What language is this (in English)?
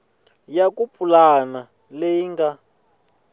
Tsonga